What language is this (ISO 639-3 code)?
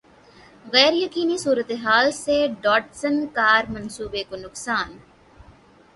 urd